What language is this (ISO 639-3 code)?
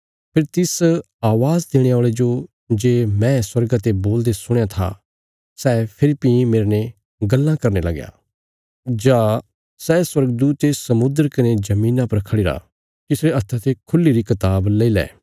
kfs